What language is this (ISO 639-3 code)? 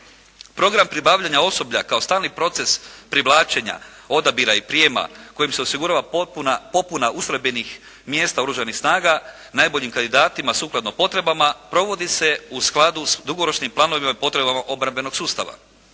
hrv